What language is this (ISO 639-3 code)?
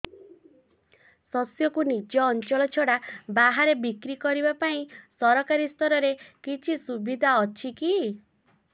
ori